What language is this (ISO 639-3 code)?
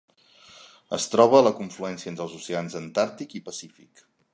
cat